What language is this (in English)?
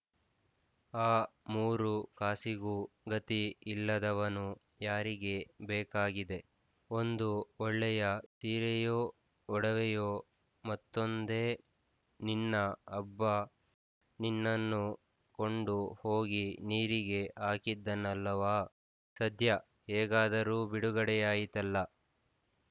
Kannada